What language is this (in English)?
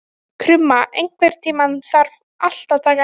Icelandic